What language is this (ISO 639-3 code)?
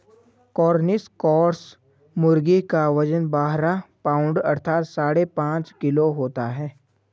hin